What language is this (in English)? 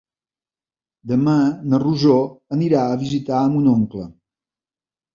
Catalan